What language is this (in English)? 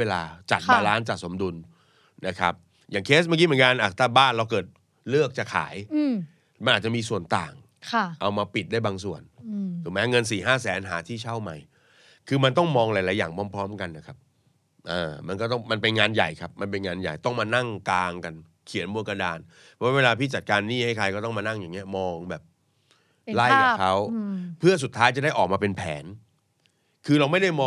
Thai